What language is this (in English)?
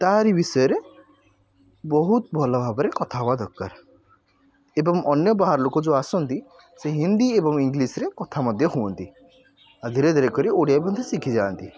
Odia